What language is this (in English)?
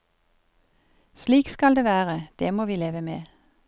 Norwegian